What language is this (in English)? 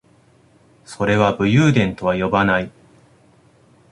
Japanese